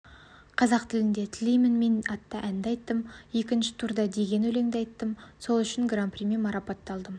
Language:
Kazakh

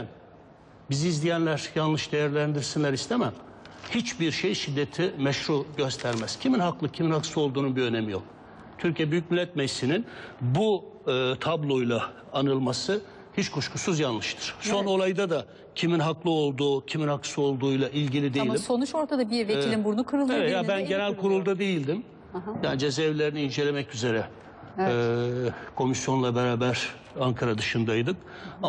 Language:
Turkish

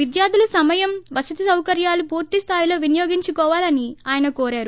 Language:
Telugu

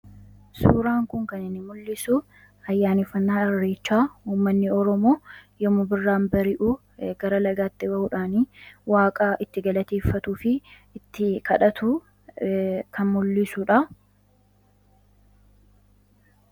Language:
Oromo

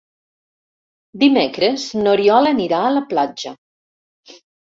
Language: Catalan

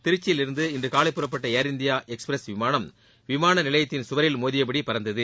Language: Tamil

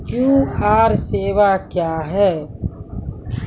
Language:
Maithili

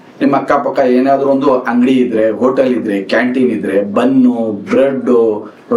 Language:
Kannada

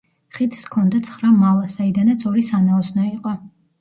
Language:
Georgian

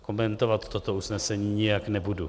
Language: Czech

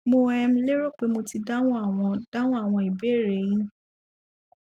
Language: Yoruba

